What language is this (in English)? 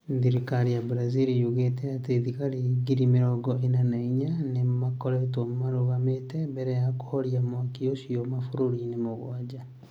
Kikuyu